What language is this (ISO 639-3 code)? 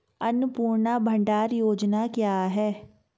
hin